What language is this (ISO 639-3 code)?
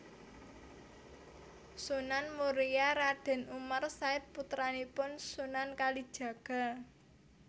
jav